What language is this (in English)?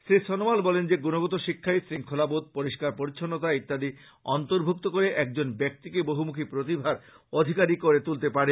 Bangla